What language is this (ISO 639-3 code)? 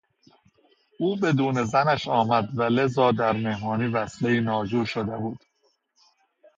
fas